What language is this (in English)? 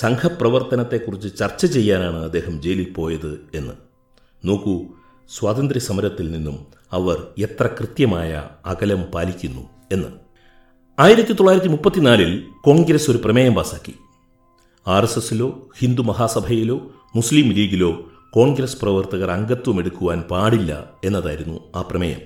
Malayalam